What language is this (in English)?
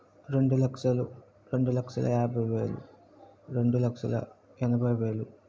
Telugu